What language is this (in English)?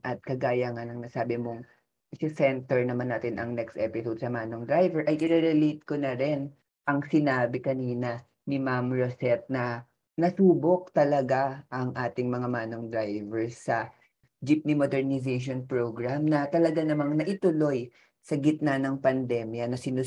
Filipino